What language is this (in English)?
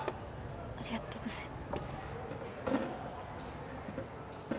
Japanese